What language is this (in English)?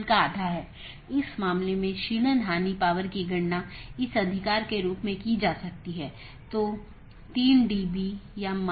Hindi